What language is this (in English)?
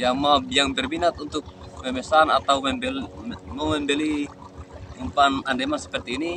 Indonesian